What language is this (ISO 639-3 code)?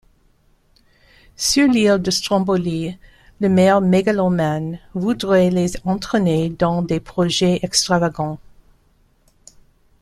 fra